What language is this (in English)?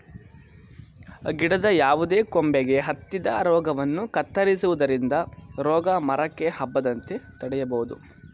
Kannada